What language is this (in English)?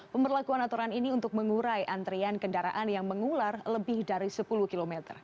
Indonesian